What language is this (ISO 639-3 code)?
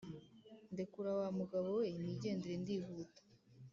kin